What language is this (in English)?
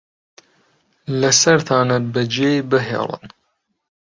Central Kurdish